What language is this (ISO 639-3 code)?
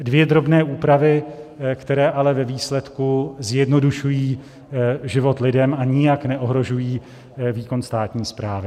ces